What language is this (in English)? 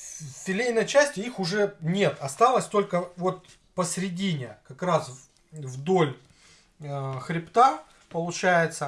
Russian